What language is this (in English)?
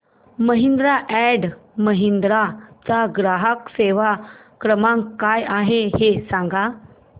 Marathi